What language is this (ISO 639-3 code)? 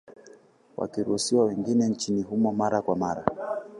swa